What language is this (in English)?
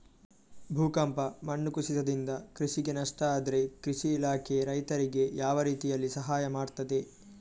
Kannada